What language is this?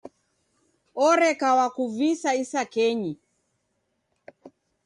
Taita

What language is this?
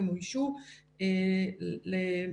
Hebrew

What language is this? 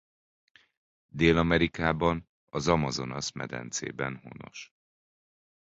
Hungarian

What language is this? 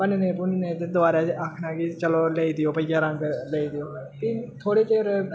Dogri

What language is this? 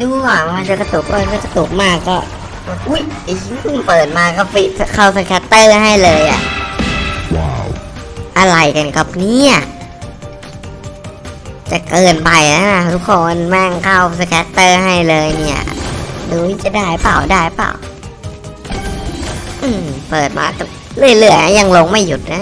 Thai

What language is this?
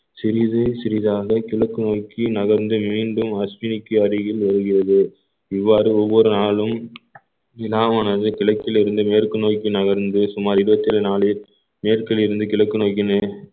Tamil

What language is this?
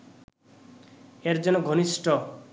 Bangla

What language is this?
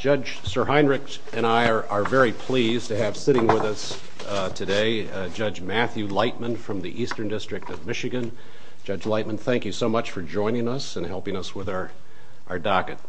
English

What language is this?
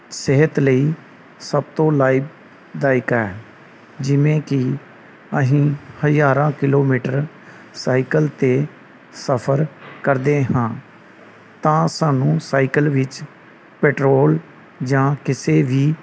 Punjabi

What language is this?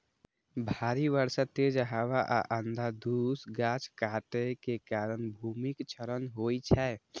Maithili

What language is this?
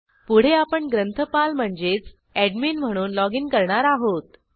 Marathi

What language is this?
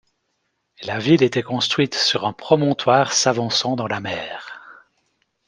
French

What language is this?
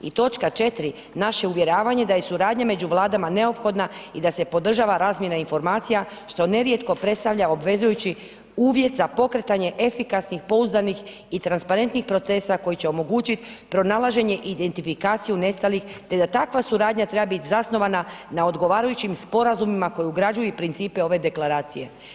Croatian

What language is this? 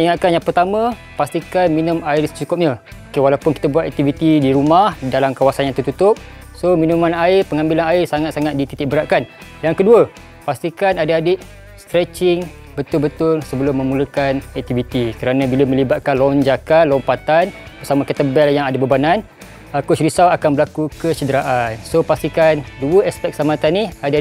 Malay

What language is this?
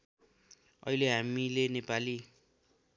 Nepali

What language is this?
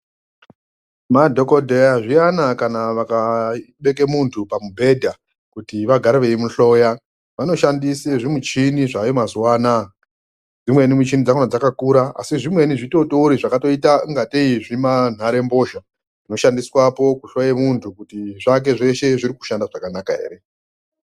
Ndau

